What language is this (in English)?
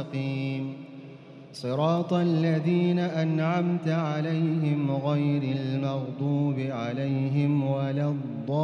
Arabic